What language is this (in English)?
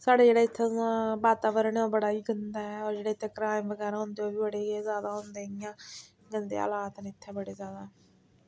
Dogri